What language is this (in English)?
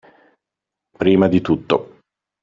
Italian